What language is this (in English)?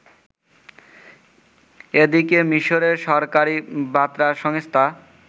Bangla